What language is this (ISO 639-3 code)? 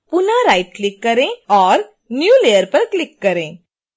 hin